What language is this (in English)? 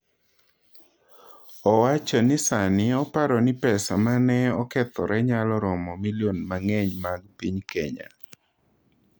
Luo (Kenya and Tanzania)